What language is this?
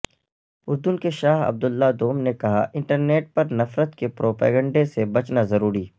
Urdu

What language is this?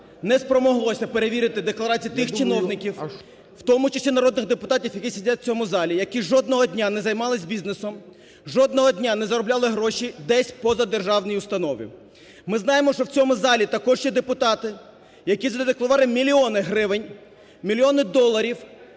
Ukrainian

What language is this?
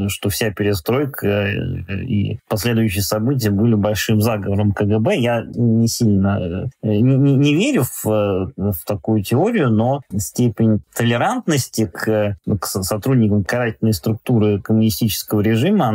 Russian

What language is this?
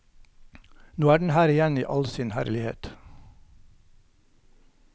Norwegian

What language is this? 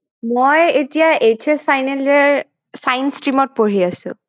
Assamese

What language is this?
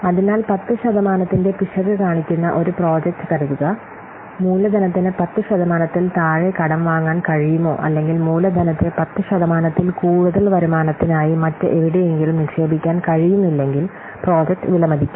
Malayalam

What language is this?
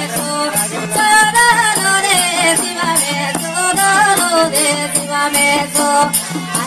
Malayalam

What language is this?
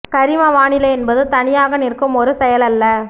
Tamil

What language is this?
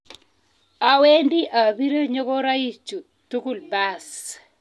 Kalenjin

